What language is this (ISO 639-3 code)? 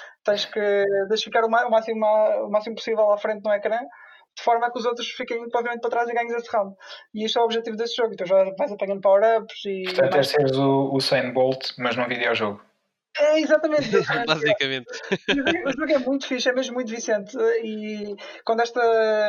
por